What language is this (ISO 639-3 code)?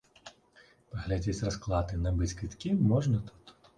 bel